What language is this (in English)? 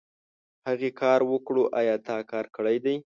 Pashto